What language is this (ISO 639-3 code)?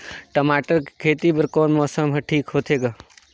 hne